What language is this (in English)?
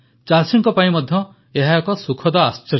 Odia